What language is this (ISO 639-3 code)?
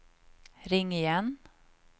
swe